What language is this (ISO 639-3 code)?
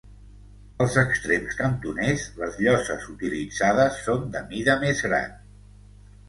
cat